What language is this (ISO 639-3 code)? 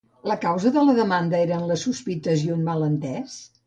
cat